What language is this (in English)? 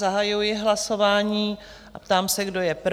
Czech